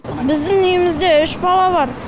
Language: Kazakh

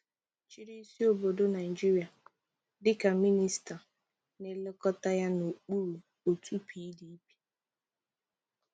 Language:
Igbo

